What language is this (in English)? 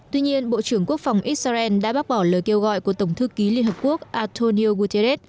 Vietnamese